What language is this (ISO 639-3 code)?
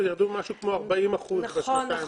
heb